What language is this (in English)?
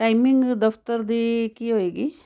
Punjabi